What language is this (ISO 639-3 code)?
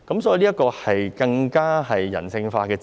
yue